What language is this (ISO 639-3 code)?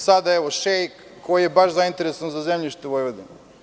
srp